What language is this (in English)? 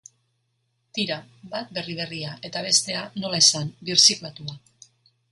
Basque